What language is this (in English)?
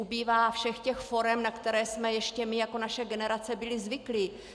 Czech